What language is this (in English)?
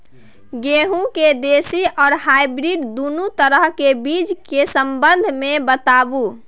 Maithili